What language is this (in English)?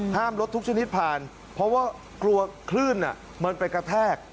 Thai